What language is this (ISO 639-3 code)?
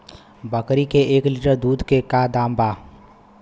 bho